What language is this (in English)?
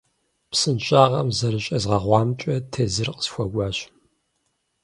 Kabardian